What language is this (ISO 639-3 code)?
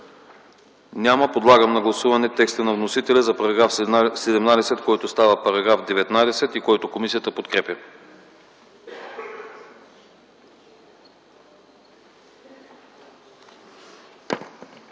bul